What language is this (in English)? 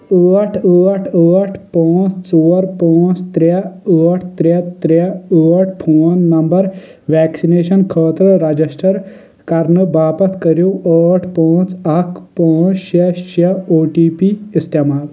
Kashmiri